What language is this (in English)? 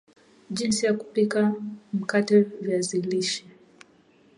Swahili